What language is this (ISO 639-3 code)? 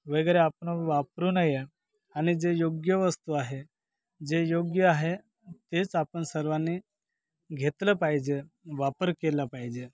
mar